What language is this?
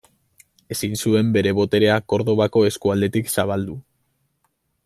Basque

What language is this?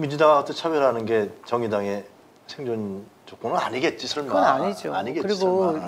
Korean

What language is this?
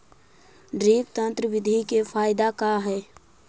Magahi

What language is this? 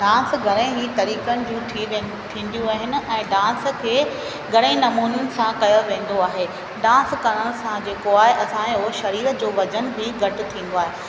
Sindhi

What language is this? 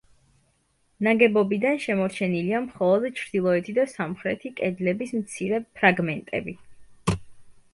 Georgian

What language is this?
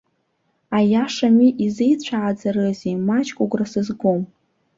Abkhazian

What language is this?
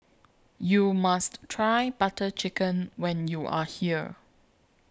English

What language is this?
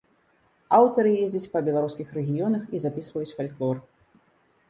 Belarusian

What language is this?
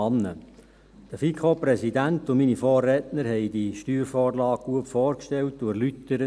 Swiss German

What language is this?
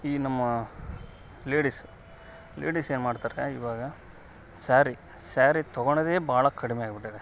Kannada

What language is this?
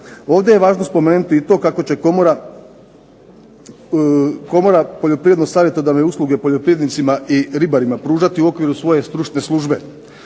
Croatian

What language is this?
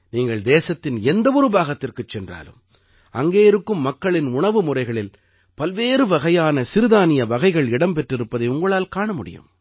Tamil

